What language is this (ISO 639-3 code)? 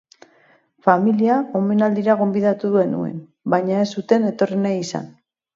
eus